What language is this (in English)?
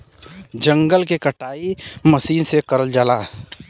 Bhojpuri